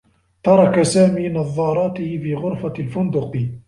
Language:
Arabic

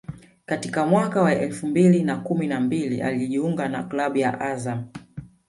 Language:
Swahili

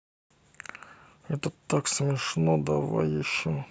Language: Russian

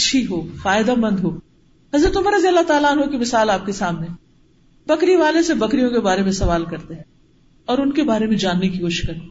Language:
Urdu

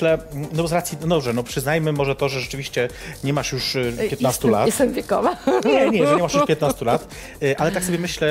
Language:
Polish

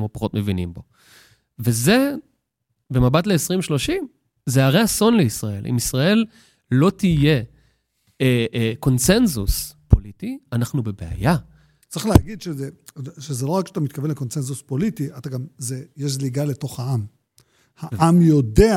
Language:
Hebrew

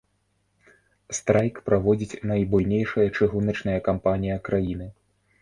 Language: Belarusian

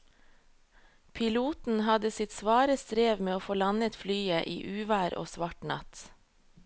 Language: Norwegian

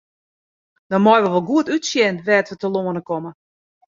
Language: Western Frisian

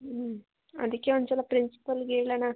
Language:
Kannada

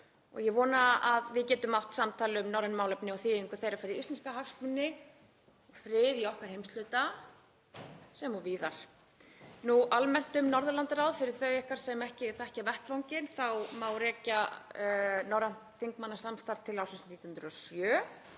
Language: Icelandic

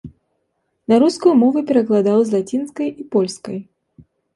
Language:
Belarusian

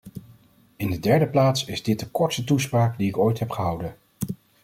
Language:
Dutch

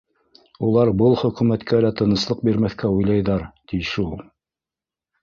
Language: Bashkir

